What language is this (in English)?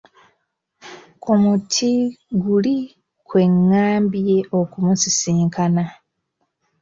Ganda